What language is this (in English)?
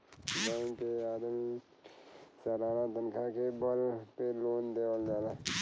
Bhojpuri